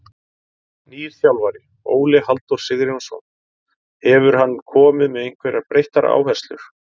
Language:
Icelandic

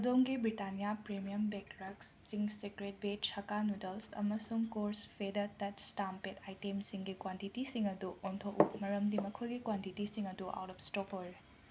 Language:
Manipuri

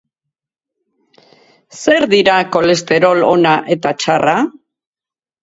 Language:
Basque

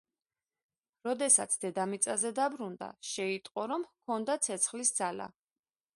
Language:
Georgian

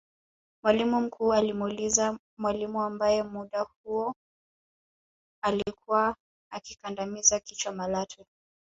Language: Swahili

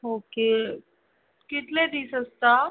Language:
Konkani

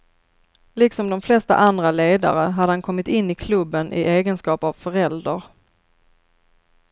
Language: Swedish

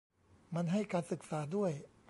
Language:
Thai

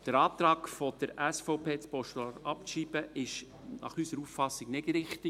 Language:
Swiss German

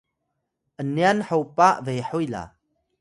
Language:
Atayal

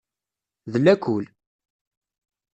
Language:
Kabyle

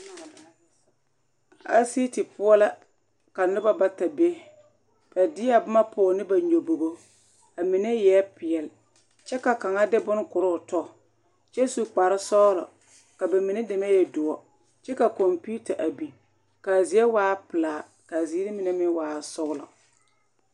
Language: Southern Dagaare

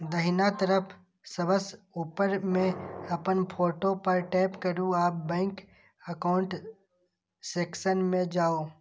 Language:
Maithili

